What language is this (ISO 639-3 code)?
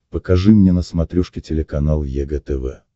rus